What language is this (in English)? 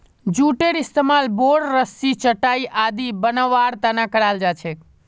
Magahi